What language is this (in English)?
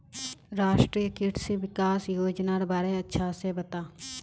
Magahi